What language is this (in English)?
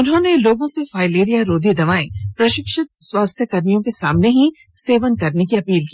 Hindi